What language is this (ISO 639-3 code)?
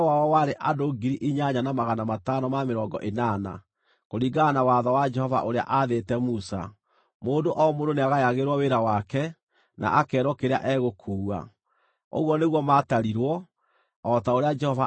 kik